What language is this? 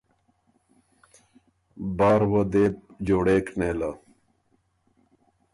Ormuri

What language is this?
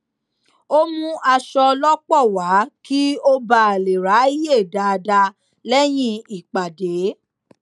Yoruba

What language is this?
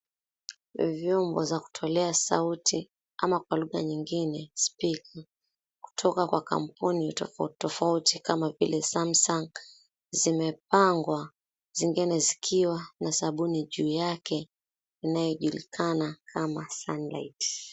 Swahili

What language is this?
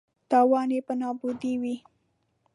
Pashto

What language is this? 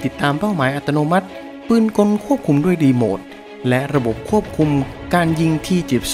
Thai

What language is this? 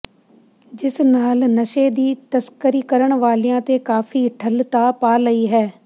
Punjabi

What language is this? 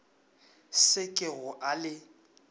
Northern Sotho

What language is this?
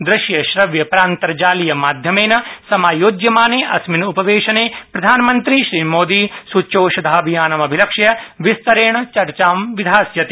Sanskrit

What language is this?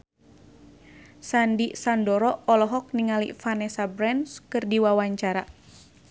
Sundanese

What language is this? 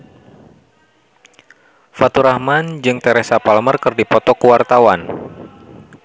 Sundanese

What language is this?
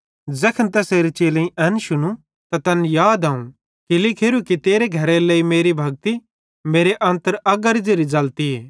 Bhadrawahi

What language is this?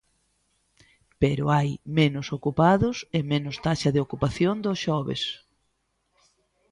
Galician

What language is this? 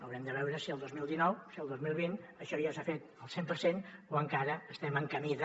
Catalan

